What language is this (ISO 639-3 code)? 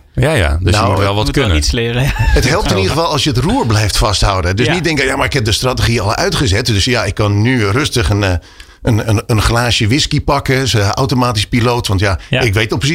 nld